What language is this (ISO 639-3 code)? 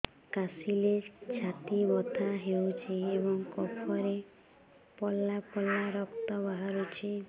ori